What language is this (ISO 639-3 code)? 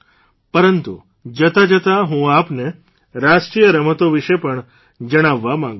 guj